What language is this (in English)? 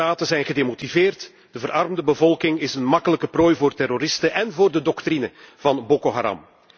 Dutch